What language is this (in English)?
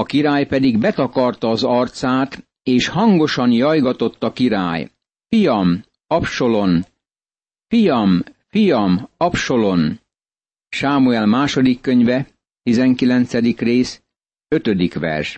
Hungarian